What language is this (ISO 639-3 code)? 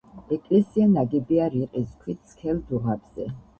kat